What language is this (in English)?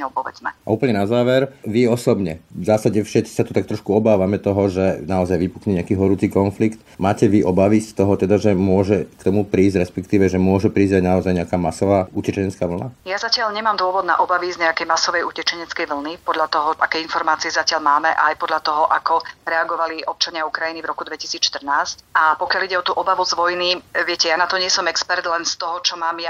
Slovak